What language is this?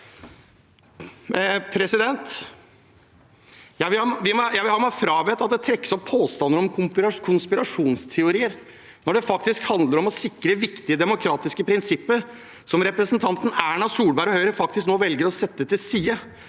Norwegian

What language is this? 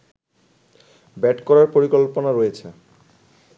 Bangla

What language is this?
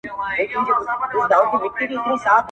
Pashto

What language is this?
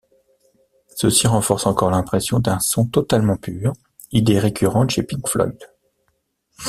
French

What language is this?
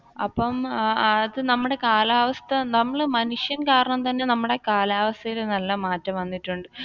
Malayalam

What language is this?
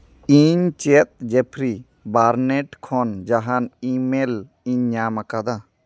Santali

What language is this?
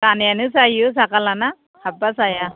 Bodo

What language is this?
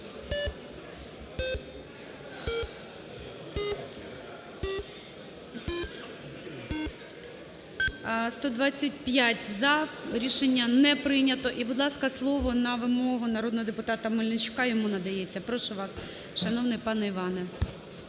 Ukrainian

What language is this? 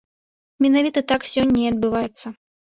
Belarusian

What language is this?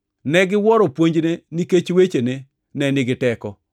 Luo (Kenya and Tanzania)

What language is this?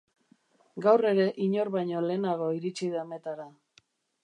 Basque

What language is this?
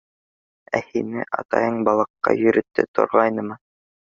Bashkir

